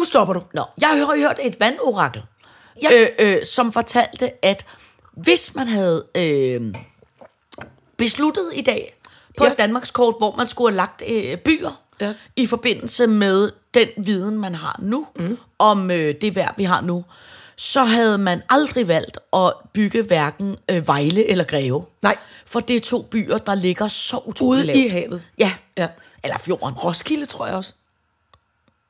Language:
Danish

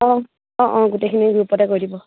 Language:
Assamese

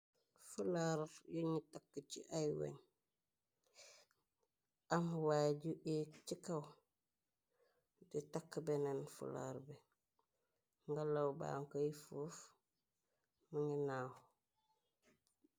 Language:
Wolof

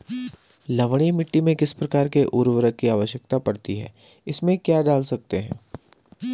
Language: Hindi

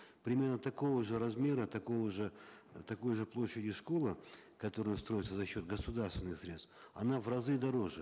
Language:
Kazakh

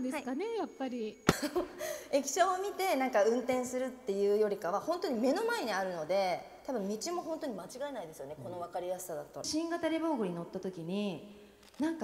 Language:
Japanese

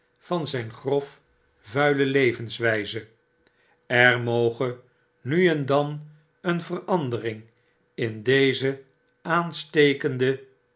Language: Dutch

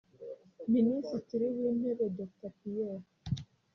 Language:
Kinyarwanda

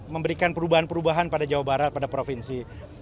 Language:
Indonesian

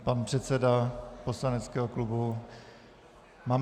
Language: Czech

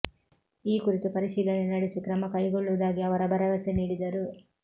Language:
Kannada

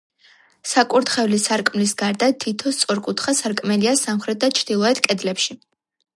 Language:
Georgian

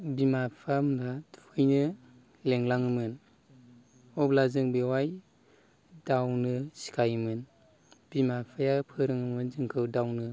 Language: Bodo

